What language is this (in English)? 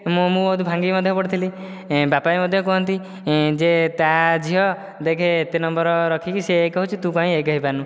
Odia